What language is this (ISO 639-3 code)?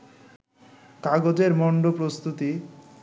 ben